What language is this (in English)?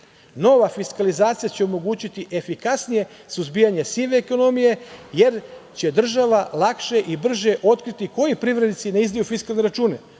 Serbian